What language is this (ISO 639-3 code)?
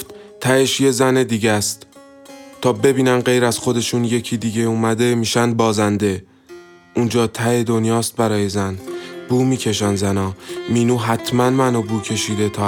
fas